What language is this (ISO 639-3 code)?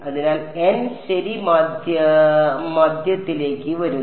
mal